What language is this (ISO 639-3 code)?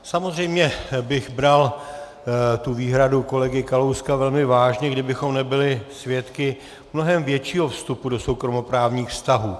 ces